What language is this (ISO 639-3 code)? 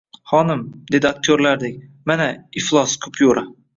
uzb